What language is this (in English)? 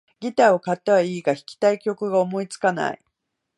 Japanese